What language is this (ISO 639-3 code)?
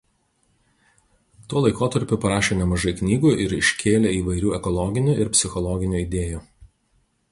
lit